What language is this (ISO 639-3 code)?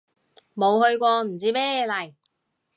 yue